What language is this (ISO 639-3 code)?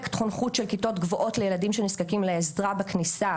heb